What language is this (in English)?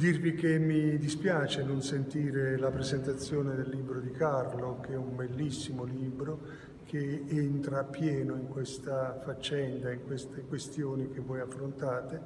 Italian